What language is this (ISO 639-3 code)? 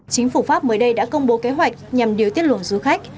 vie